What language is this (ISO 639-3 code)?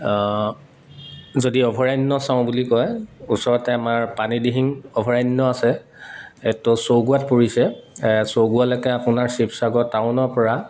asm